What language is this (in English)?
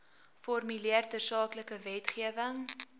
Afrikaans